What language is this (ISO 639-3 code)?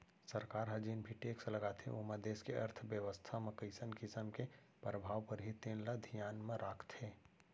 hne